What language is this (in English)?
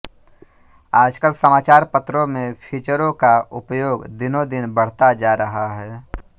Hindi